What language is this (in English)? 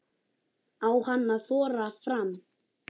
Icelandic